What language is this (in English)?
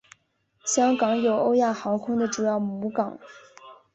Chinese